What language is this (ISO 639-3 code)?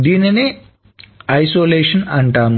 tel